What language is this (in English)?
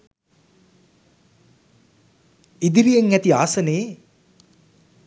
Sinhala